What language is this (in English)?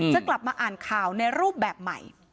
Thai